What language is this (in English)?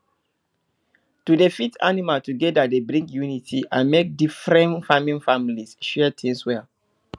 Nigerian Pidgin